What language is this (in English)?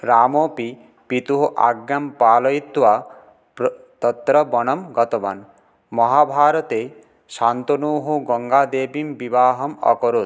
Sanskrit